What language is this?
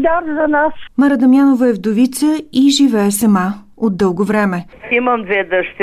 Bulgarian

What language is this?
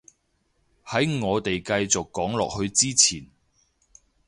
Cantonese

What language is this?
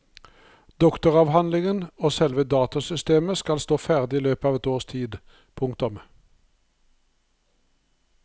Norwegian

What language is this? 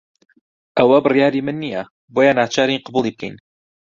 Central Kurdish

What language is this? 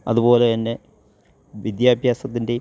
Malayalam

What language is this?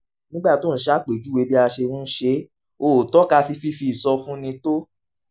Yoruba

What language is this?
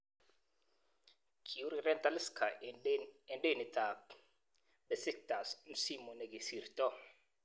Kalenjin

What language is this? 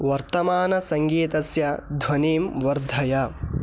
Sanskrit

